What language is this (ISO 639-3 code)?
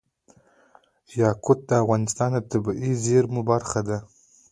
pus